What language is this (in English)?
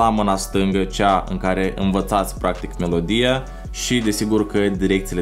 Romanian